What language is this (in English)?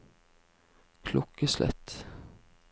Norwegian